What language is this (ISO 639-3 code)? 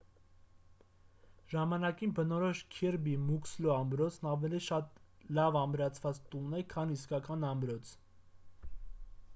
hye